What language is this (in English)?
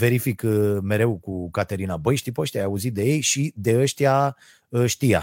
Romanian